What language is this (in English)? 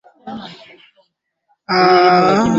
Swahili